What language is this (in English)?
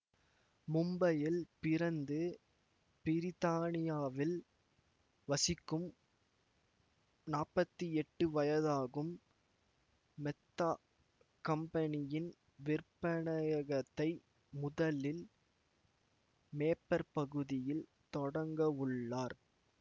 Tamil